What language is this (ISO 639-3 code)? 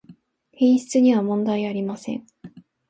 jpn